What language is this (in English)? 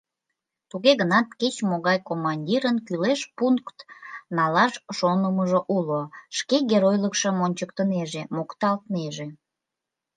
Mari